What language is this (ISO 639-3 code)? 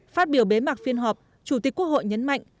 vie